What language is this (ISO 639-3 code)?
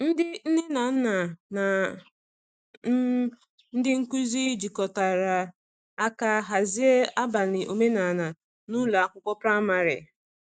ibo